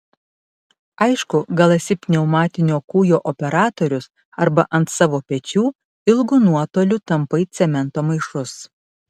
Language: Lithuanian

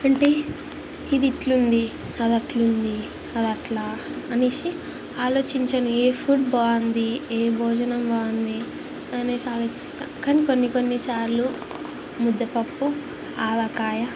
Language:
Telugu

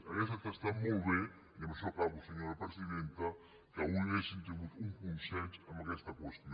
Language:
Catalan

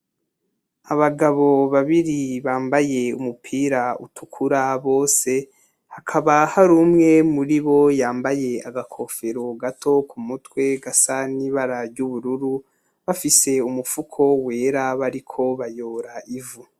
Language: Rundi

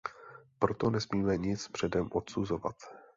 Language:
Czech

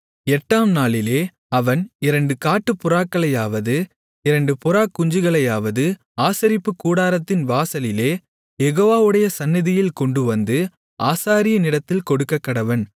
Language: Tamil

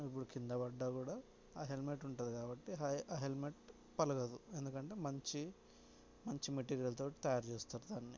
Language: Telugu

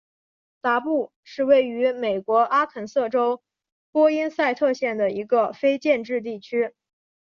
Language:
Chinese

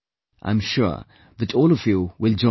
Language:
English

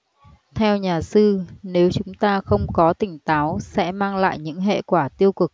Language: Vietnamese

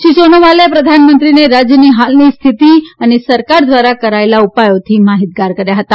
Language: Gujarati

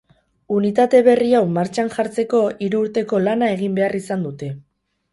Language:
Basque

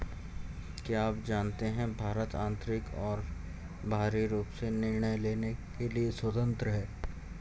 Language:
Hindi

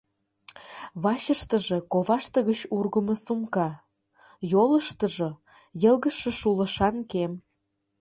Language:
Mari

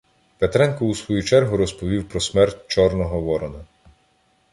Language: Ukrainian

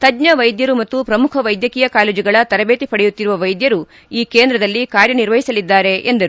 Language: Kannada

